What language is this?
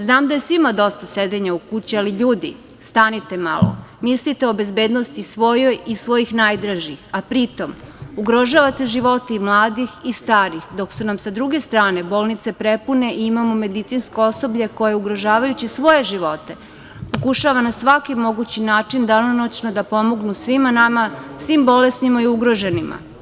Serbian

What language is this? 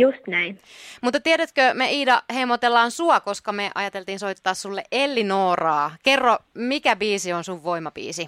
Finnish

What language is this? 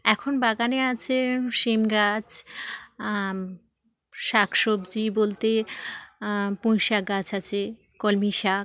Bangla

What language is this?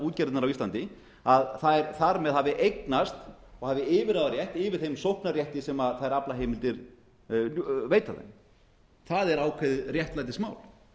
Icelandic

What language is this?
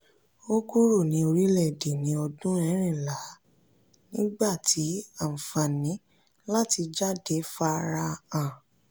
Yoruba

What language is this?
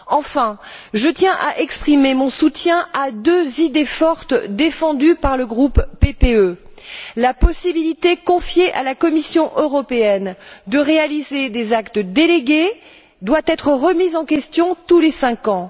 French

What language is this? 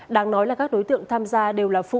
Vietnamese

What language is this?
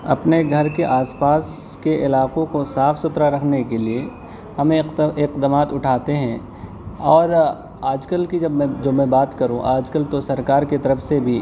Urdu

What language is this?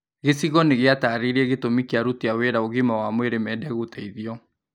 Kikuyu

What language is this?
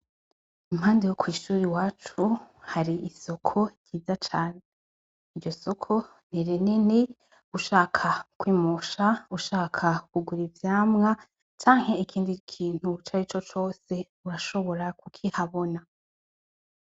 Rundi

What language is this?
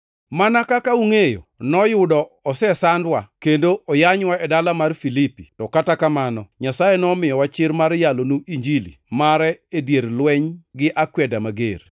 Luo (Kenya and Tanzania)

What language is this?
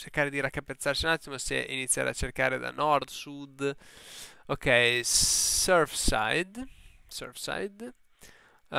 Italian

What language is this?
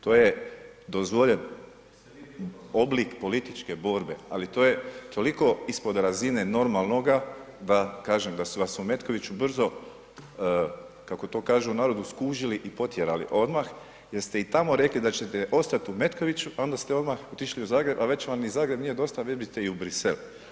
Croatian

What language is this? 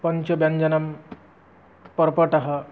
Sanskrit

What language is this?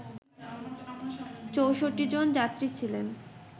Bangla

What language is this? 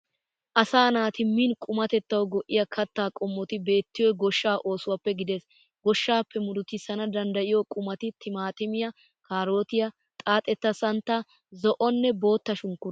Wolaytta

